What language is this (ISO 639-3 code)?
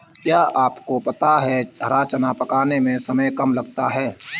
hin